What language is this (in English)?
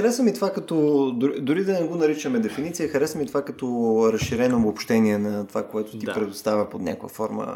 Bulgarian